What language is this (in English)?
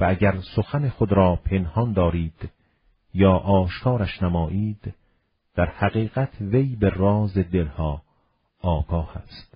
Persian